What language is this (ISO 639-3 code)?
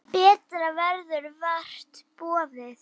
isl